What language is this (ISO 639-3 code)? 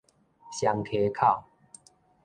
nan